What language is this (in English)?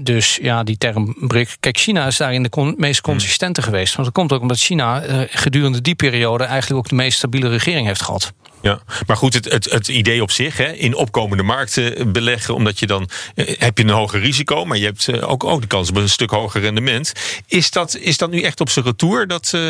Dutch